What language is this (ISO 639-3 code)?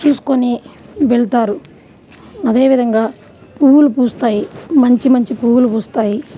tel